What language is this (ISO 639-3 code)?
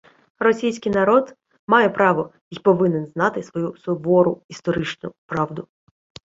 ukr